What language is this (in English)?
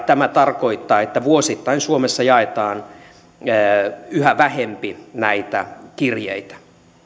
Finnish